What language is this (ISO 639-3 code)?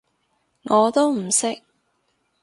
yue